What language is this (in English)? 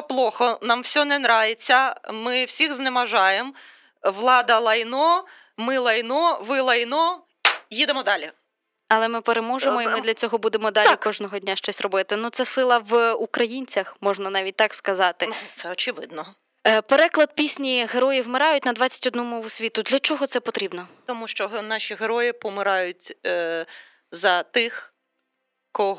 Ukrainian